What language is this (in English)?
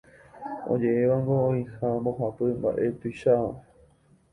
Guarani